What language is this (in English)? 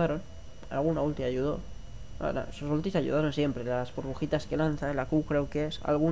Spanish